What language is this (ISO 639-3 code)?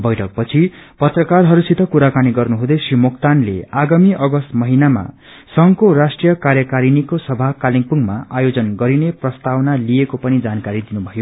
nep